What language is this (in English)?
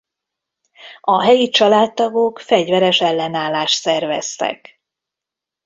Hungarian